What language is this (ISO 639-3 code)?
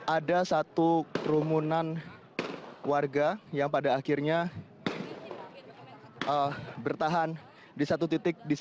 ind